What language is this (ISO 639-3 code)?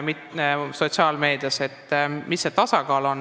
est